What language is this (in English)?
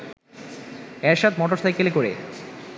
Bangla